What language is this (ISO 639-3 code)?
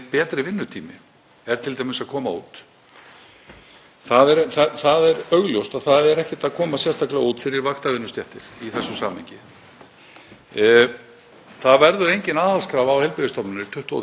isl